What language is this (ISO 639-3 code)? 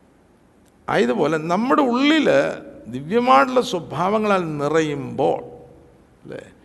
mal